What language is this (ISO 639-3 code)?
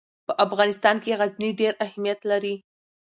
pus